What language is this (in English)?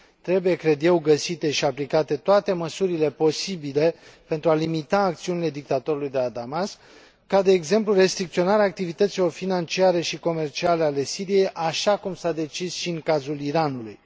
Romanian